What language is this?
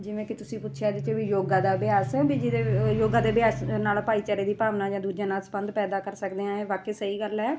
Punjabi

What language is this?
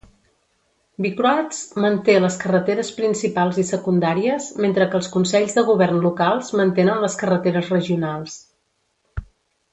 Catalan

